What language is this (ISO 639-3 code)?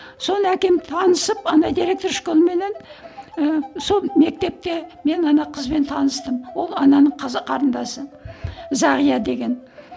kaz